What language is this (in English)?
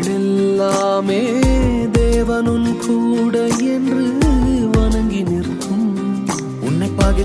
Urdu